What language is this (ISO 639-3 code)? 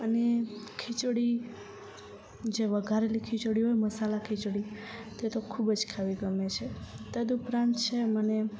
guj